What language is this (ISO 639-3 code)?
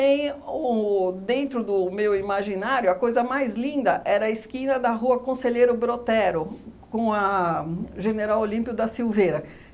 por